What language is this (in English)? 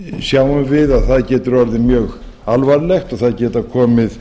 Icelandic